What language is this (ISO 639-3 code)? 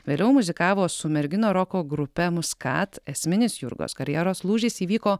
lit